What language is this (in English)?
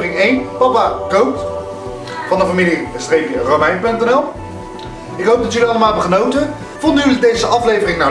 Dutch